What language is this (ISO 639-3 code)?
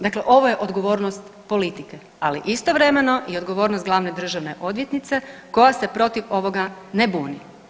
hrv